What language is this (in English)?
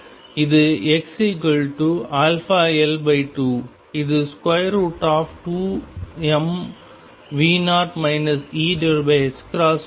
Tamil